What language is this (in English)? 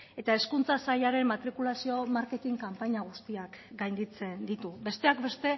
Basque